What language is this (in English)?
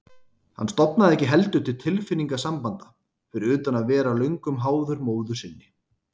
Icelandic